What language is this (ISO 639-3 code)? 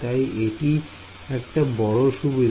ben